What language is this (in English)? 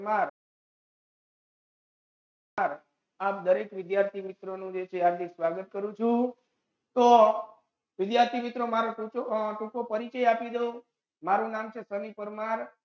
Gujarati